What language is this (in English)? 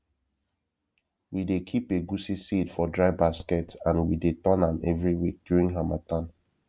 Nigerian Pidgin